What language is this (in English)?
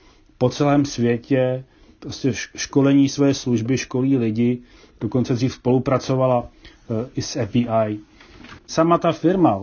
Czech